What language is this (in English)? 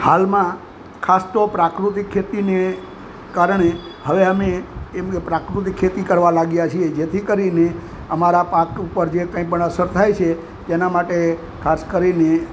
Gujarati